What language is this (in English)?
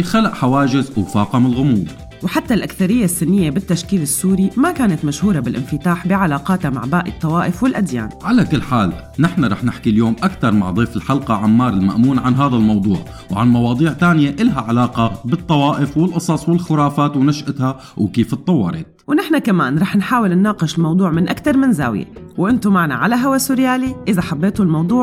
Arabic